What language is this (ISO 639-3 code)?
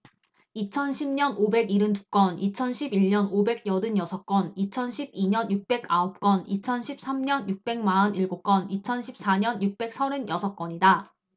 kor